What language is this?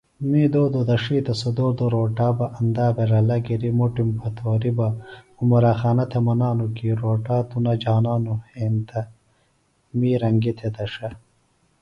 Phalura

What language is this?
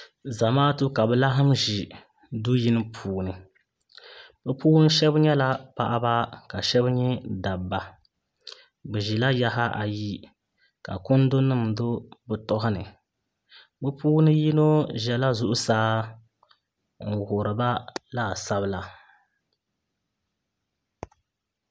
Dagbani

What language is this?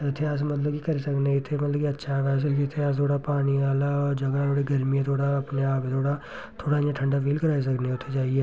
Dogri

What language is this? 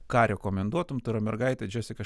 Lithuanian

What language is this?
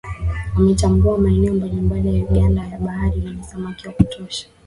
Swahili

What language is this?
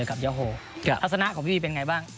Thai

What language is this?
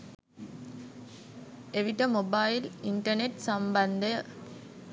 Sinhala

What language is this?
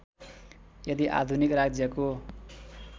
Nepali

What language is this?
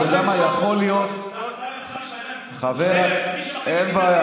Hebrew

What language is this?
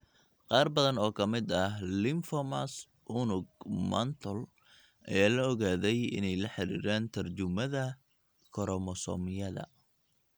Somali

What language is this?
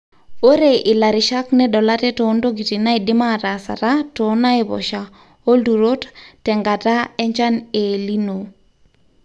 Masai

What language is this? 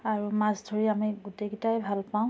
Assamese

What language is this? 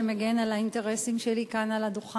Hebrew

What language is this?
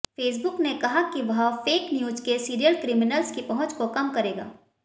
Hindi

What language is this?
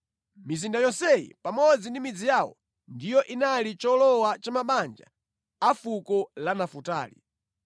Nyanja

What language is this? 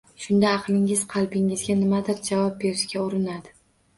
Uzbek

